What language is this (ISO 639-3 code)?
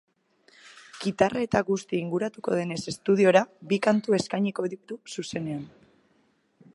eus